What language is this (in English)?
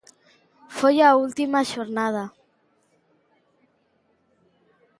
Galician